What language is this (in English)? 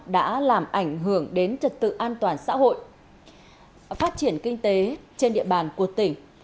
Vietnamese